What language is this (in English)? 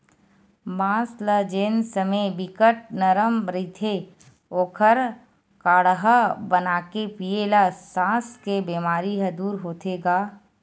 Chhattisgarhi